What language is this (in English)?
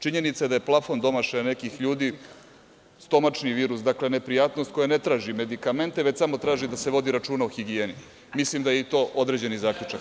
Serbian